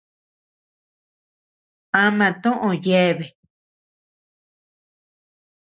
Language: Tepeuxila Cuicatec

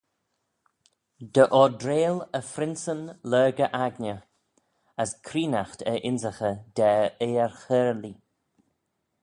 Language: Manx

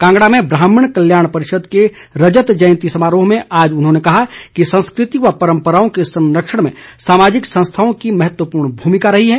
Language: Hindi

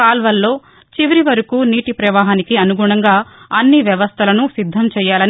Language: Telugu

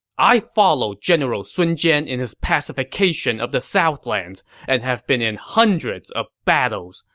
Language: English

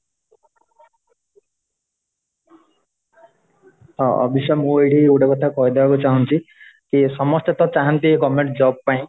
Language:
Odia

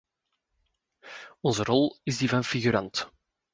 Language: Dutch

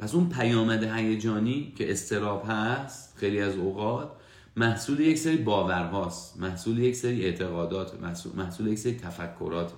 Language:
Persian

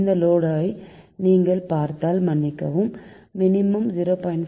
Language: Tamil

